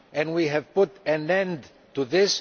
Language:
English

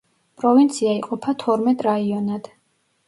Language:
Georgian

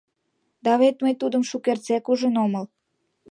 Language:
Mari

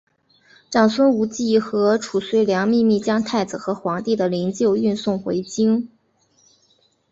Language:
Chinese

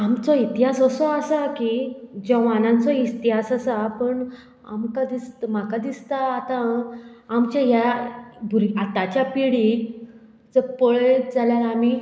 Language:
Konkani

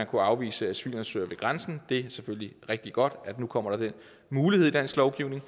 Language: Danish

